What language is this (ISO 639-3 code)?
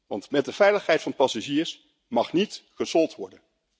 nld